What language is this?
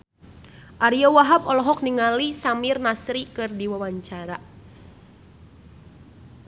Sundanese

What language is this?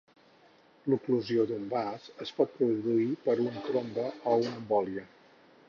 Catalan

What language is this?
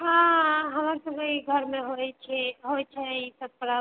Maithili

